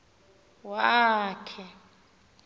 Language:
Xhosa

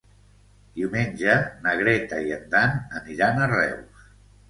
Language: Catalan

